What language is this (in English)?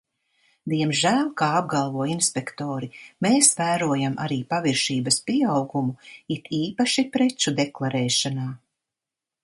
Latvian